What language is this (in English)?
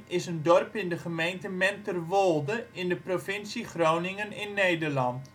Dutch